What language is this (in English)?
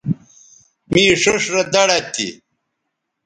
Bateri